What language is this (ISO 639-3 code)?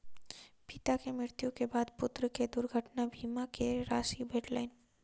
mai